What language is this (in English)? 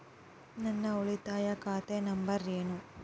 Kannada